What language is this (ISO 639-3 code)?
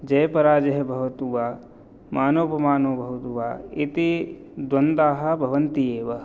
san